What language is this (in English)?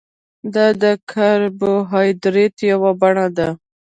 Pashto